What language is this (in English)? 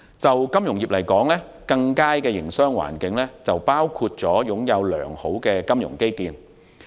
Cantonese